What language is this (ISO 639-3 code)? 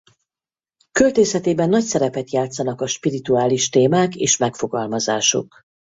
hun